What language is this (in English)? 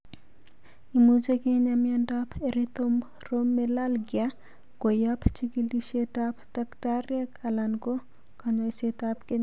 Kalenjin